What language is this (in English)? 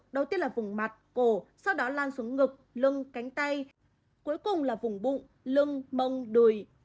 Vietnamese